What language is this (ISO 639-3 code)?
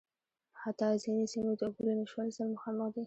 pus